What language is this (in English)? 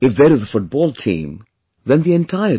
English